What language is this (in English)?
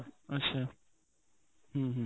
Odia